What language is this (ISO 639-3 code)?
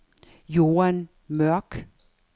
dan